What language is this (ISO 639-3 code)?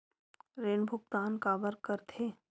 hne